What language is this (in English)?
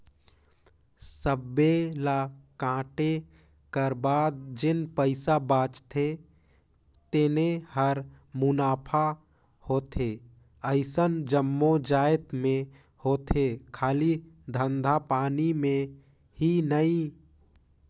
Chhattisgarhi